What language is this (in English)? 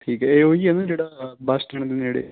Punjabi